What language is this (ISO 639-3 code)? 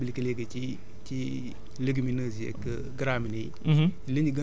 wol